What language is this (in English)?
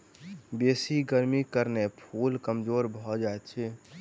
Maithili